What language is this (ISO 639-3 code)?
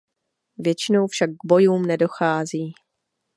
ces